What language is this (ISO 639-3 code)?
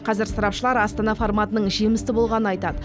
kaz